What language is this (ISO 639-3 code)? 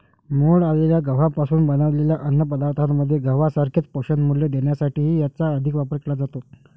mar